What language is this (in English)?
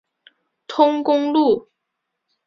Chinese